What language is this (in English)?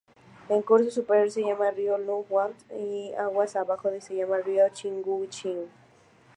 Spanish